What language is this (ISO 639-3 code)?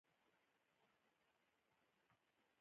pus